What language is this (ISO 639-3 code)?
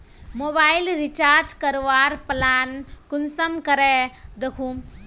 mag